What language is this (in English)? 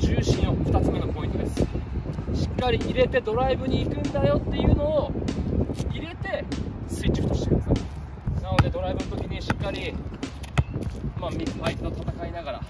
Japanese